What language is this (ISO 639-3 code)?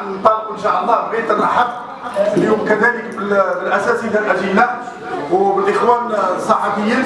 ara